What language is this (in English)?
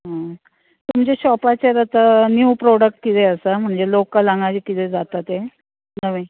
Konkani